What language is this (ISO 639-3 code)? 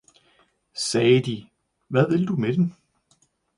dan